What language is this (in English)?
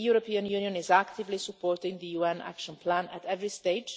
English